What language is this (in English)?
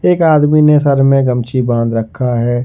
Hindi